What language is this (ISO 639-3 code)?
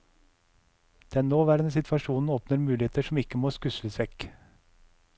nor